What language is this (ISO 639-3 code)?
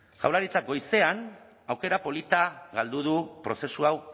eus